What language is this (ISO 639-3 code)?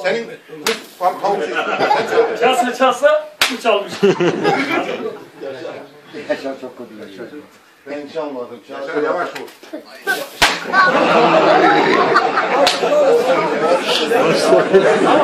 tur